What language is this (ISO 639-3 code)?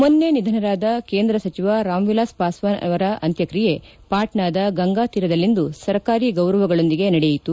kan